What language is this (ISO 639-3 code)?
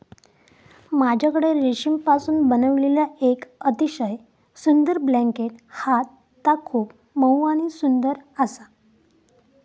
mar